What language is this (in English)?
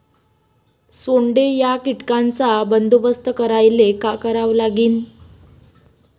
Marathi